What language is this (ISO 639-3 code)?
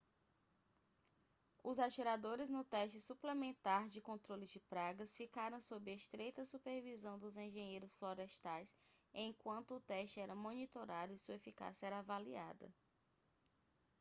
por